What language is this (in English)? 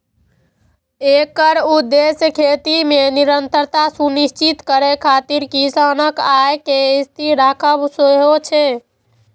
Maithili